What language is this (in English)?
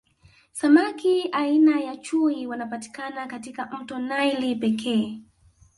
Swahili